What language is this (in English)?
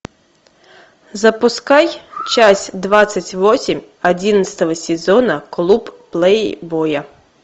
Russian